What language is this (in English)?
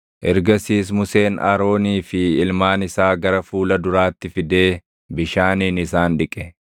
Oromo